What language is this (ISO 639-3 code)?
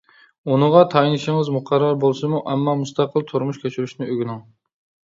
uig